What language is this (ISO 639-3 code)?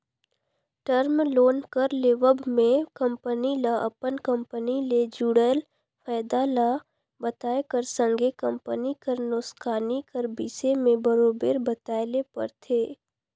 hne